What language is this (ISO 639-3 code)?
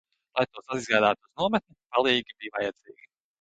lav